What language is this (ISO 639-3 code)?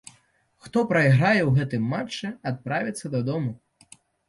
bel